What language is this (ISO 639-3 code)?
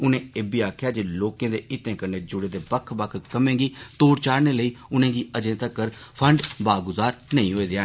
doi